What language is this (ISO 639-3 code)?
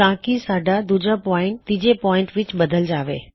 pan